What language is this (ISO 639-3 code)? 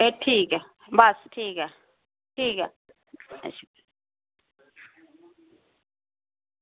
doi